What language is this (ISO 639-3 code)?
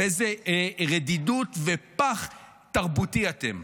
heb